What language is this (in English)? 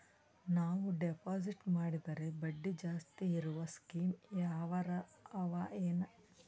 Kannada